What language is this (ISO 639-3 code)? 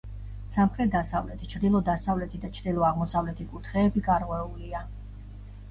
kat